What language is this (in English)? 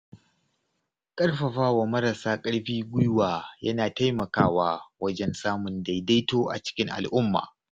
Hausa